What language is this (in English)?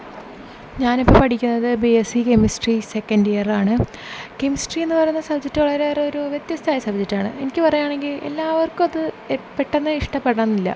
Malayalam